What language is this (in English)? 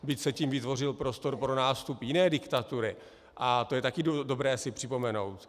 Czech